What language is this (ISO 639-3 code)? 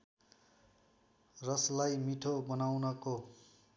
nep